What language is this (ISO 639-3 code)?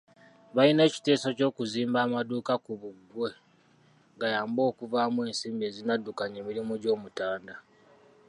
lug